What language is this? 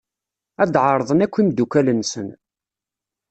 Kabyle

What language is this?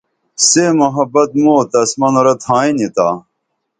Dameli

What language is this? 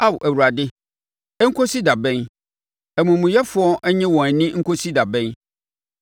Akan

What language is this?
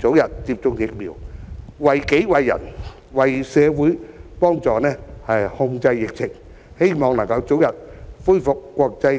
Cantonese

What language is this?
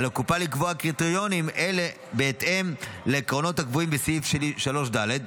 Hebrew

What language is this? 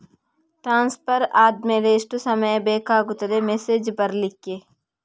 Kannada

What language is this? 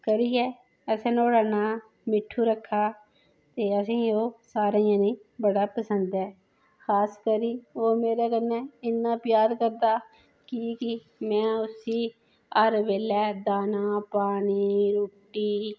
Dogri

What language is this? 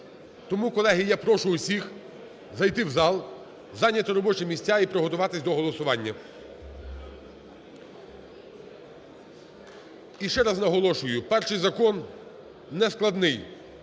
Ukrainian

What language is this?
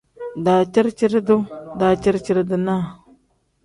Tem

